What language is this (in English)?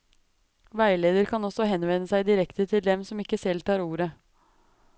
Norwegian